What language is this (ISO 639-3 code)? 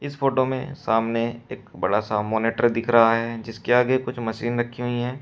hin